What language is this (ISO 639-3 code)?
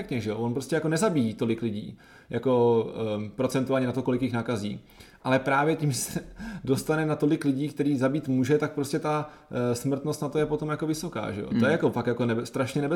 ces